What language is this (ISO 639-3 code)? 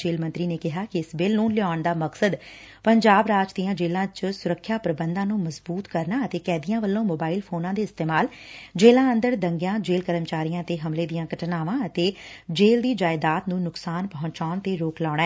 pan